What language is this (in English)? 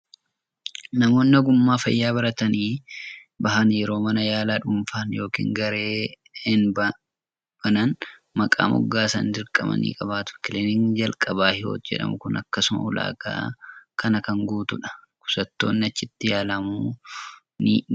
Oromo